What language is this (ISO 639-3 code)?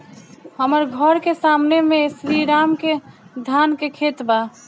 bho